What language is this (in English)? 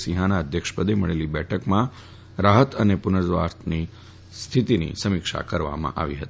Gujarati